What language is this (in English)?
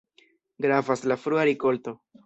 Esperanto